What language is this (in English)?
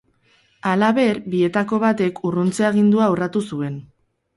Basque